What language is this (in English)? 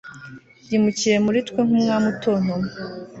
Kinyarwanda